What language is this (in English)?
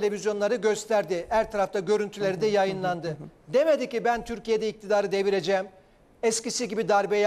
Turkish